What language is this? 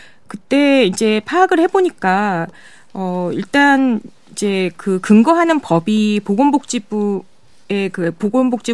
Korean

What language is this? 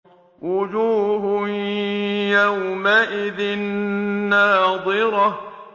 Arabic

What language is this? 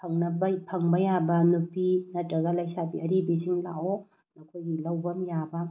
Manipuri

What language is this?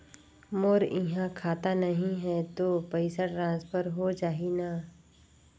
Chhattisgarhi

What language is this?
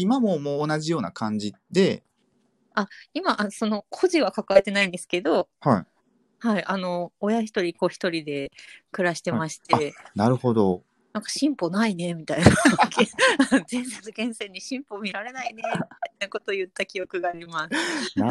Japanese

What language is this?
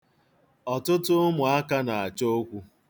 Igbo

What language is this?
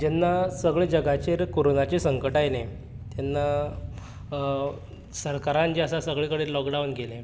Konkani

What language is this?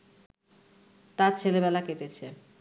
Bangla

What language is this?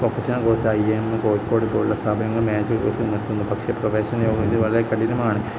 Malayalam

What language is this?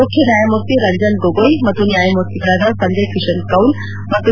Kannada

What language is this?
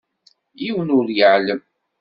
Kabyle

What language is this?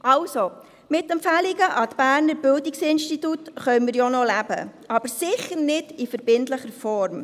Swiss German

